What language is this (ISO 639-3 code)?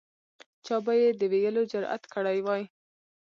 pus